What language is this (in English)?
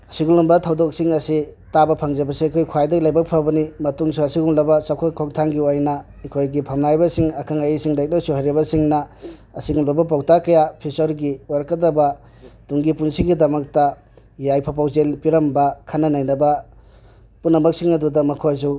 Manipuri